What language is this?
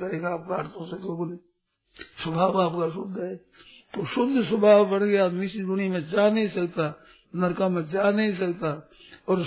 Hindi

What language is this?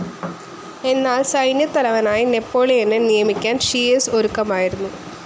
Malayalam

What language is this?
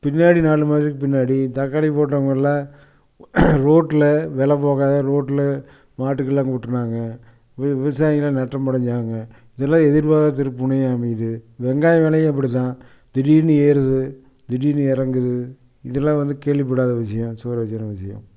Tamil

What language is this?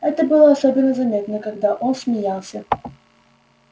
Russian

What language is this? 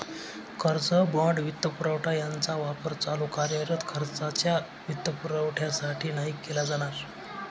Marathi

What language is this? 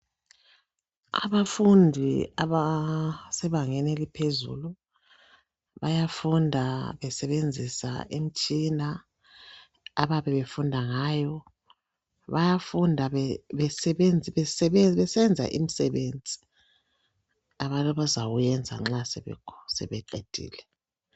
North Ndebele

